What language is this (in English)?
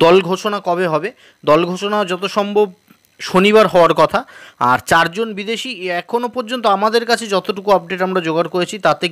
Hindi